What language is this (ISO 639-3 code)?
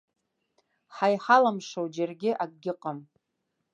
abk